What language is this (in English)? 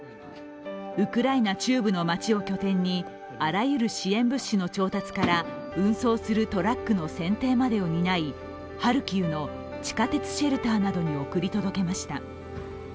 Japanese